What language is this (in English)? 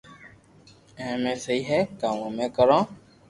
Loarki